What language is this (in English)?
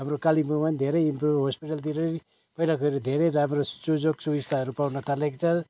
Nepali